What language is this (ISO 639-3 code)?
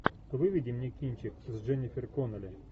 rus